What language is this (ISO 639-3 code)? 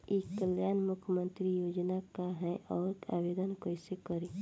bho